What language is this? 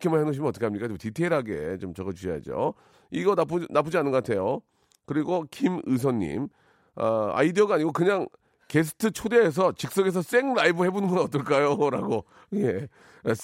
Korean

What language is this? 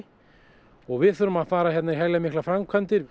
Icelandic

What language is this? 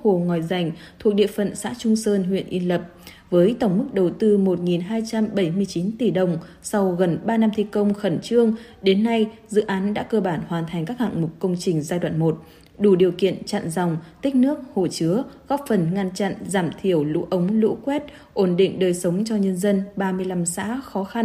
Vietnamese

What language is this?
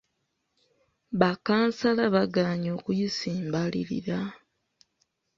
Ganda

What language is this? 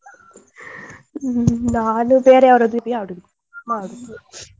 Kannada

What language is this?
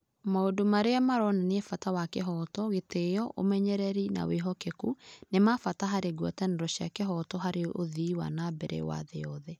Kikuyu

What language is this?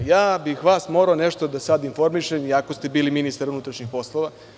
Serbian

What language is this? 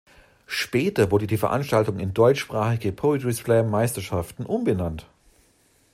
German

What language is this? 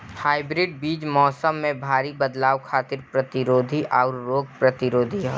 Bhojpuri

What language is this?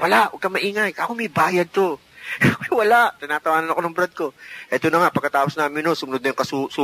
Filipino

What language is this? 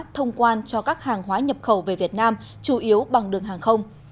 Vietnamese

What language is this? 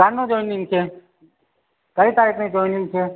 Gujarati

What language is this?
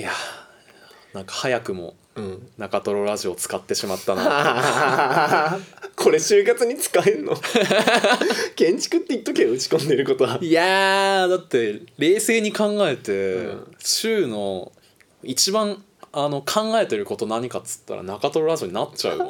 Japanese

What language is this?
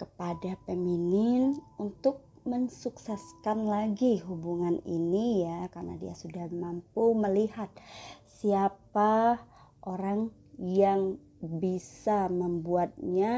Indonesian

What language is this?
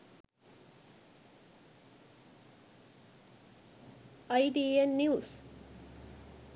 Sinhala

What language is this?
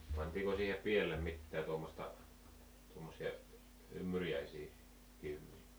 Finnish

